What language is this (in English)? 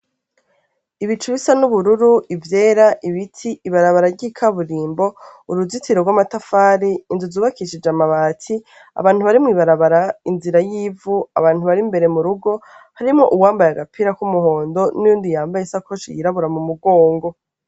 Rundi